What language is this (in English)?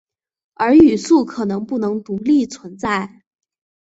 Chinese